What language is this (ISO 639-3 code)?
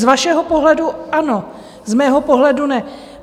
ces